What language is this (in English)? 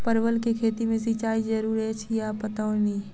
Maithili